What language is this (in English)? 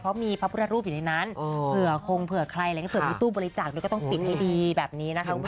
Thai